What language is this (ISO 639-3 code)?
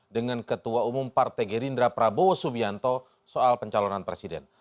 ind